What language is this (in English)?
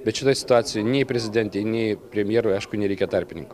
Lithuanian